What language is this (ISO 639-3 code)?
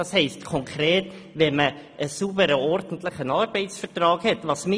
gsw